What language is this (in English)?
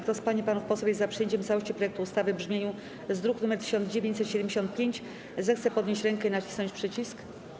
Polish